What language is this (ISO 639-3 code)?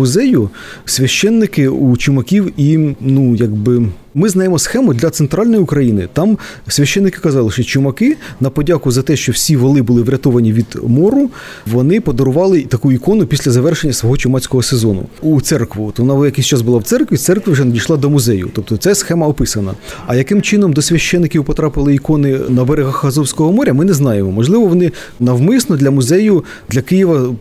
ukr